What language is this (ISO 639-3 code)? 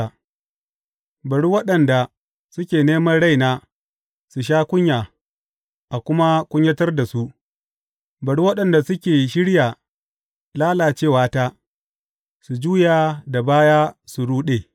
hau